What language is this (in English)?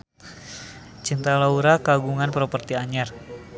Sundanese